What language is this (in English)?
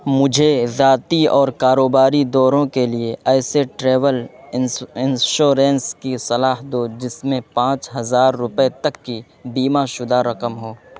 Urdu